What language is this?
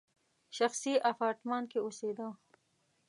Pashto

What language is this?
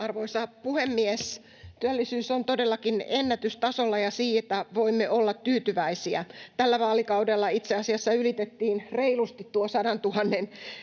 Finnish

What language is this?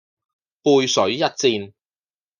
Cantonese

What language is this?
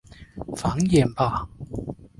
Chinese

